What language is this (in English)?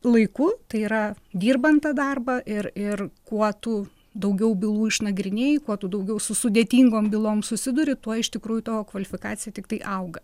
Lithuanian